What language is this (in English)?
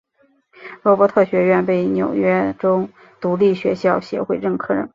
Chinese